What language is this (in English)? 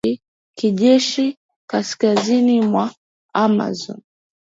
Swahili